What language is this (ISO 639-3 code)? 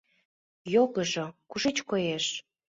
chm